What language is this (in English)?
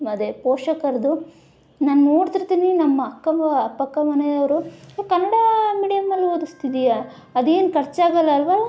Kannada